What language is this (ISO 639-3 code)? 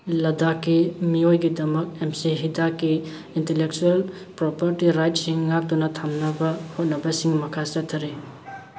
mni